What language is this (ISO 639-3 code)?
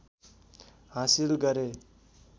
nep